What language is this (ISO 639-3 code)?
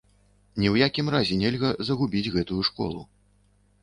bel